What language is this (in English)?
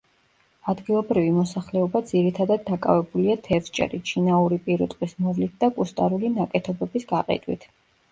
Georgian